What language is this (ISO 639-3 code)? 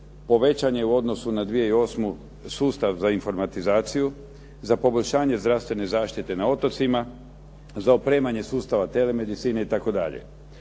hrv